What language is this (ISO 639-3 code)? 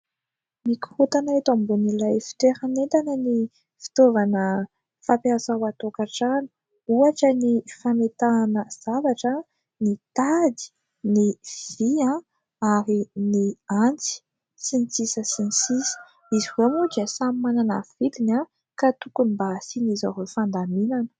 mlg